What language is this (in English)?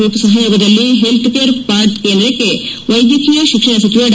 Kannada